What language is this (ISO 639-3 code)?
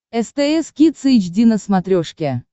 rus